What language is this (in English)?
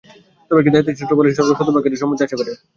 Bangla